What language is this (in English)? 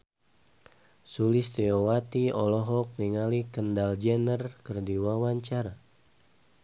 Sundanese